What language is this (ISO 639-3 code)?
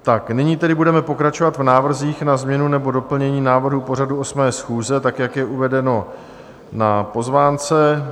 ces